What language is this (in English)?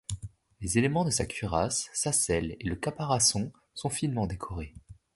French